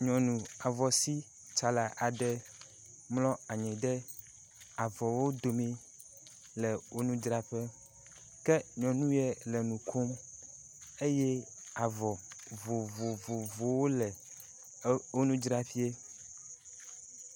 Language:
Ewe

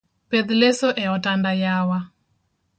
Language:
Luo (Kenya and Tanzania)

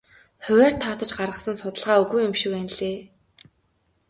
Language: Mongolian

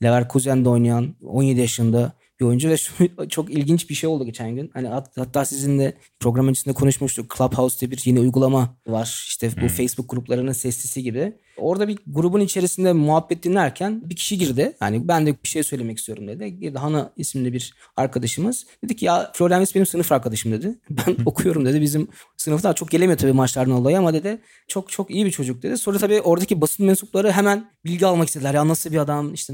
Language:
Turkish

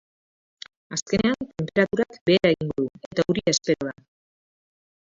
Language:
Basque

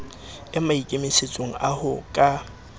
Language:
Southern Sotho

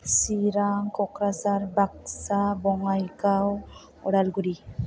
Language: Bodo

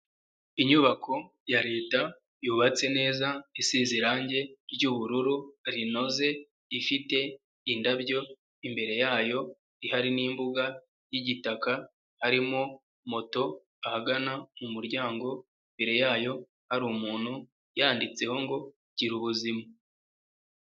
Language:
Kinyarwanda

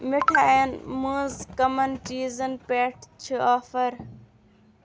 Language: Kashmiri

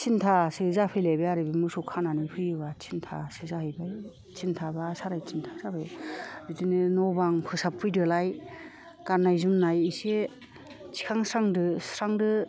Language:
Bodo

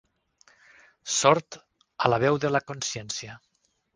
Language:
Catalan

